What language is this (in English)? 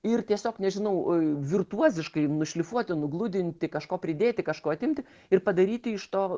Lithuanian